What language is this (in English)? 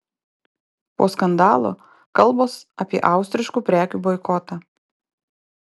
Lithuanian